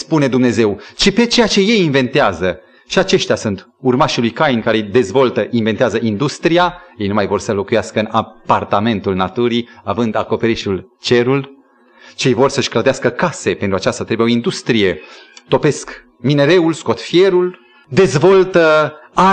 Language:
Romanian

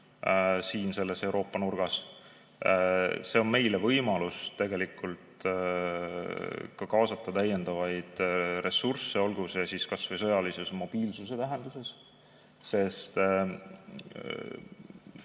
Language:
Estonian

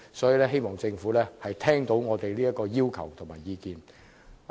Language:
Cantonese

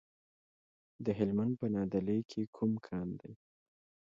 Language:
Pashto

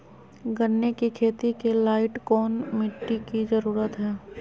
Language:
Magahi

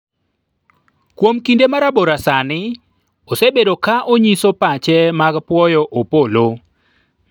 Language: Luo (Kenya and Tanzania)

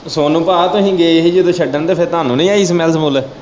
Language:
Punjabi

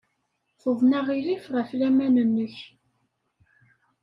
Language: Kabyle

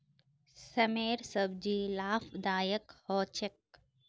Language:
Magahi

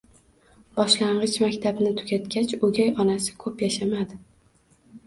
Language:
Uzbek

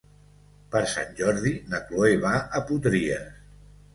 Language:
Catalan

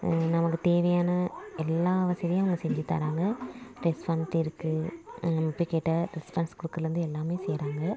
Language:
Tamil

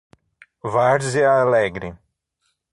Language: Portuguese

